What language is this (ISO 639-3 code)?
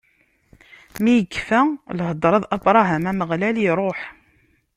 kab